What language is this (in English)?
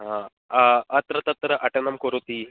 Sanskrit